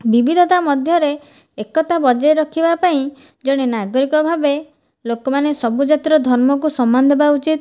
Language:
Odia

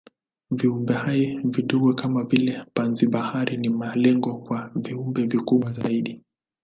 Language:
Swahili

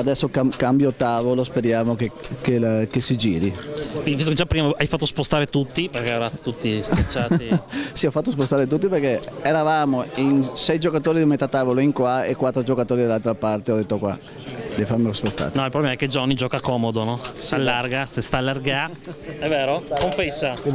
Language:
Italian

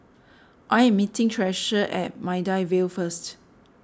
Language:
English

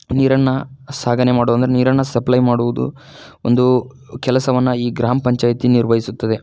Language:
Kannada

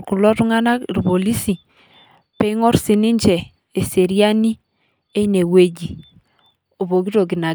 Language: Masai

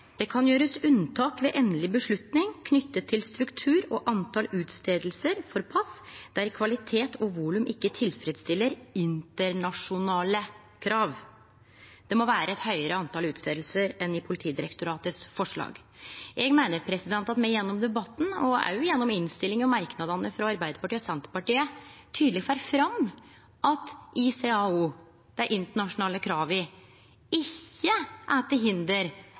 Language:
Norwegian Nynorsk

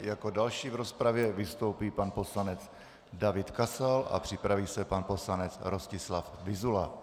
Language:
Czech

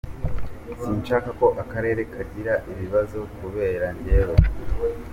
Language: Kinyarwanda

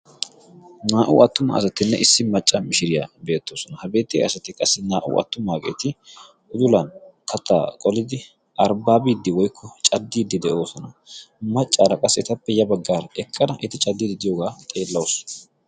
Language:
Wolaytta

